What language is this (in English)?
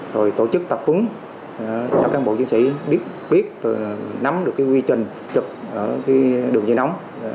Vietnamese